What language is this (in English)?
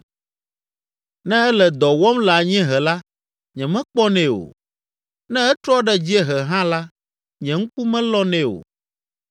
Ewe